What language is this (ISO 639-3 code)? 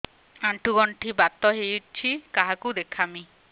ori